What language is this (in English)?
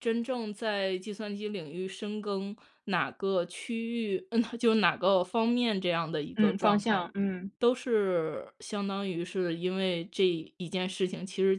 Chinese